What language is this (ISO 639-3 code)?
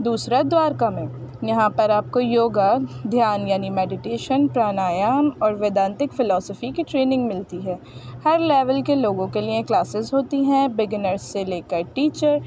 urd